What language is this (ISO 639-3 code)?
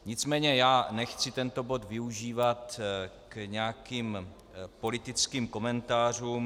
ces